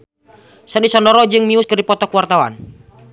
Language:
Sundanese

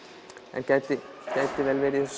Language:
Icelandic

